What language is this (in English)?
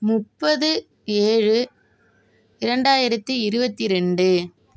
Tamil